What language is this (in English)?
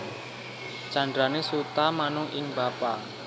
Javanese